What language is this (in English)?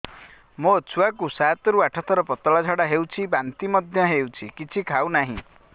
Odia